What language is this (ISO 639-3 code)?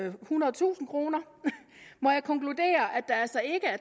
dan